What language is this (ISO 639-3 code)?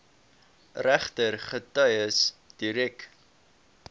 afr